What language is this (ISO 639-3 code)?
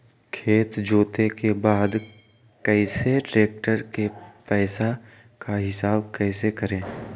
mag